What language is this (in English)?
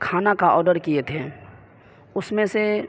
Urdu